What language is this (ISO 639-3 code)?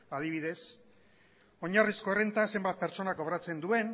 eus